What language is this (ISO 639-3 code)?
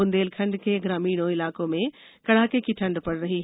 hin